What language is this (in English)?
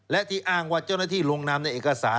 Thai